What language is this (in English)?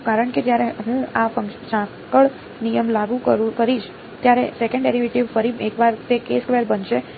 Gujarati